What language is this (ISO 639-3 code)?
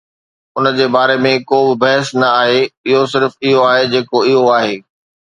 snd